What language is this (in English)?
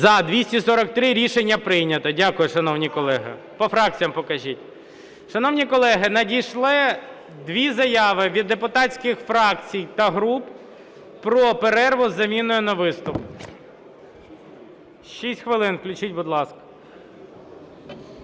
Ukrainian